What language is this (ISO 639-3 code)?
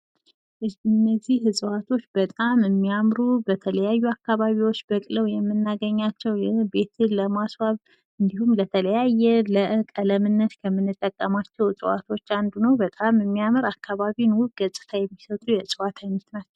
amh